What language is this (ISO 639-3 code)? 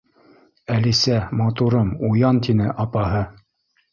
bak